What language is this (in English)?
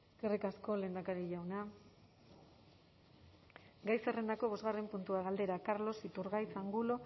Basque